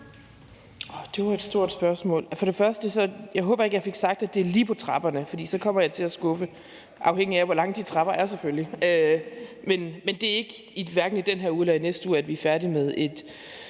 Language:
Danish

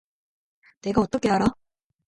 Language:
Korean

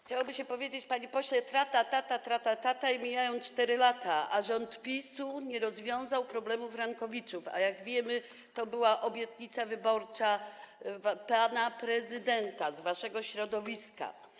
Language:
Polish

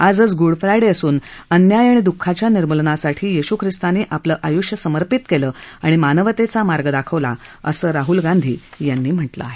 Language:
Marathi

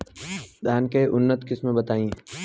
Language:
Bhojpuri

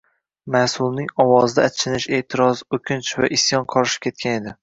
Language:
Uzbek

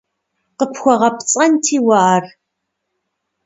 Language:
Kabardian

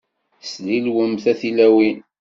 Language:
Kabyle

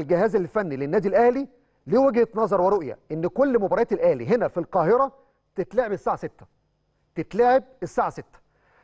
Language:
Arabic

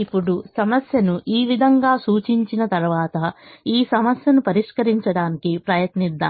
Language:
Telugu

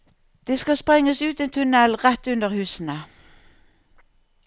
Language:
Norwegian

